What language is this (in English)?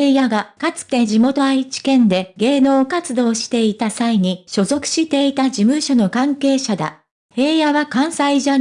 Japanese